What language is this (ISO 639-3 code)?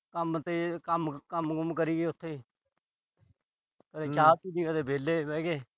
pan